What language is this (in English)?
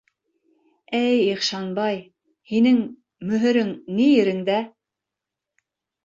Bashkir